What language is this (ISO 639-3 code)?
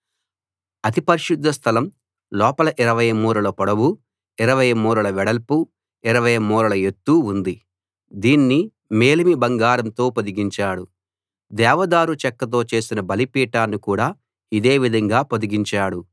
tel